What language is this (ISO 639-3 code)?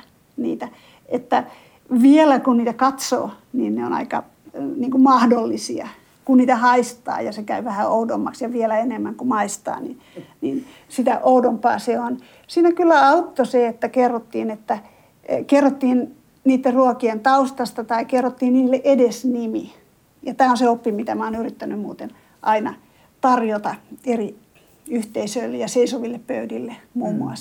fin